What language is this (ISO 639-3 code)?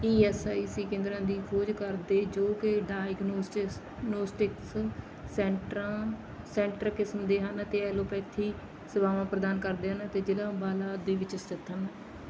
pan